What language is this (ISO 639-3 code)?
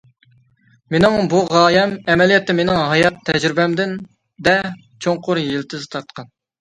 uig